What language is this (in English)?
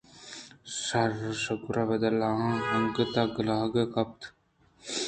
Eastern Balochi